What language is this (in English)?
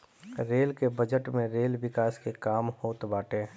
Bhojpuri